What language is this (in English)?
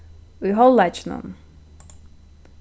Faroese